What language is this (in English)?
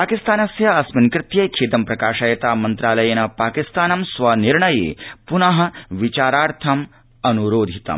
Sanskrit